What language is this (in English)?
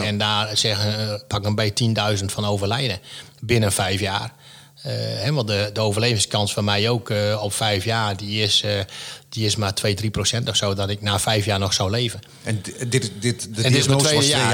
Dutch